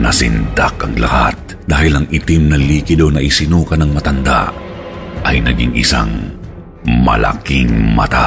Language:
Filipino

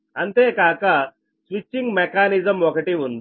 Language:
Telugu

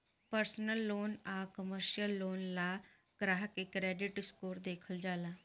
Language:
Bhojpuri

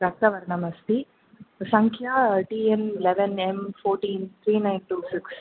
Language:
Sanskrit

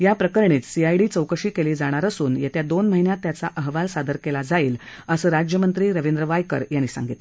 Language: Marathi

